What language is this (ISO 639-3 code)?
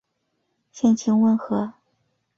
zho